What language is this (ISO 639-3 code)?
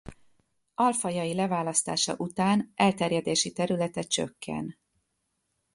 hun